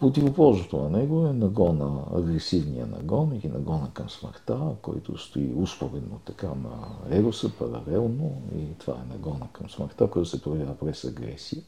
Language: Bulgarian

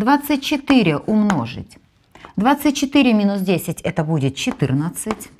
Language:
Russian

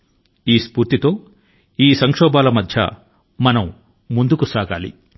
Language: Telugu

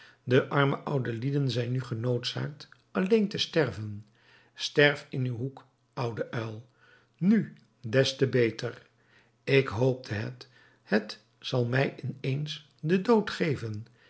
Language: Dutch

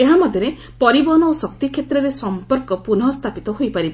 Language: Odia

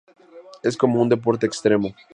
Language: Spanish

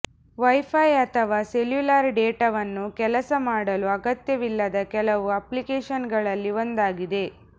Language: Kannada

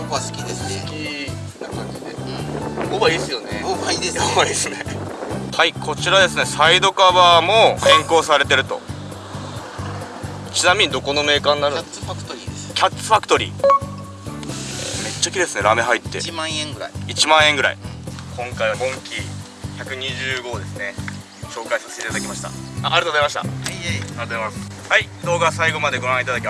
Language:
Japanese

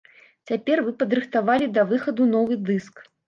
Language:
Belarusian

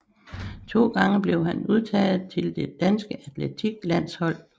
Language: Danish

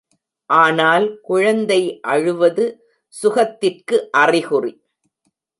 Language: Tamil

